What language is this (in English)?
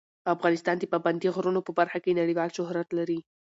Pashto